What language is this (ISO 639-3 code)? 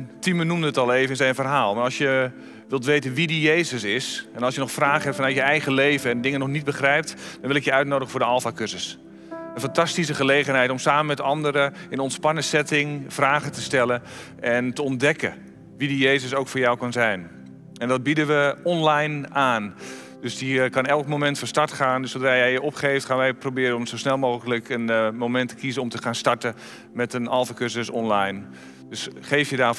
nld